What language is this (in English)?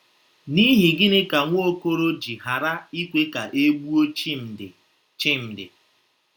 Igbo